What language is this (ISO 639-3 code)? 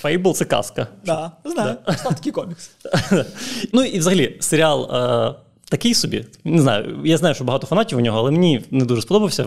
ukr